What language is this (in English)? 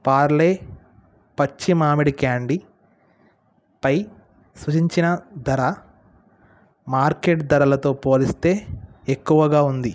Telugu